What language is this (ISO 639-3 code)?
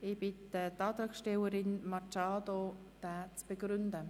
gsw